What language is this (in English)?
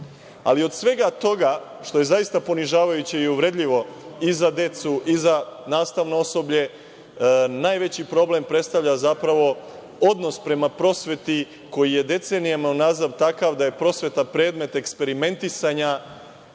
Serbian